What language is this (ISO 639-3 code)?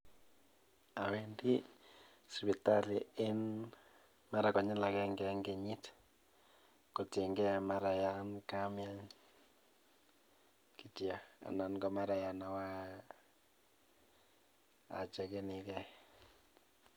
kln